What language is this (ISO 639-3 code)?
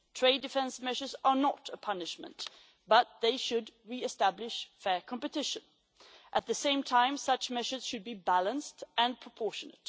eng